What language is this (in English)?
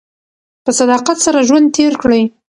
Pashto